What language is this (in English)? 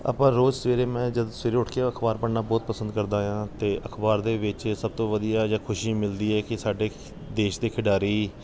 Punjabi